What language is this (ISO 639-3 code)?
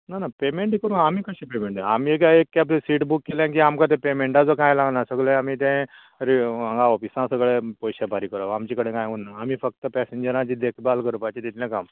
kok